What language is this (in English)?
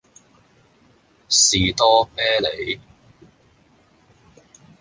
Cantonese